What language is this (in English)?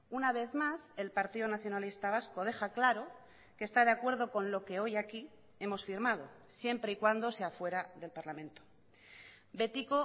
Spanish